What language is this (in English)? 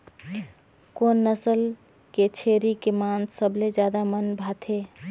Chhattisgarhi